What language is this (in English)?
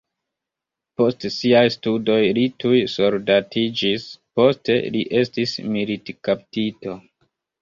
Esperanto